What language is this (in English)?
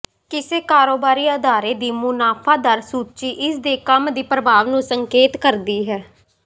Punjabi